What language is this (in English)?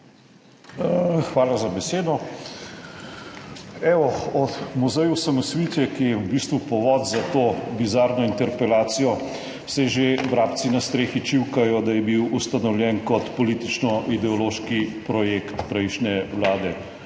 Slovenian